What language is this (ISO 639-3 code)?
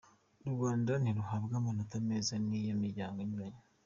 kin